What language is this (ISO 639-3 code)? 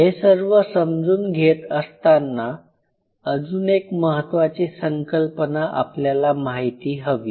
mar